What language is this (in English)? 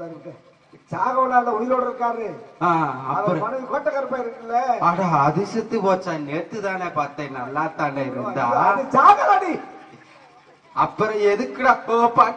Tamil